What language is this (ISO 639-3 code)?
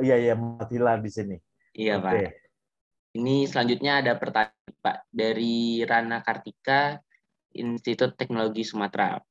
ind